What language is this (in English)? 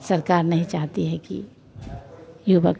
Hindi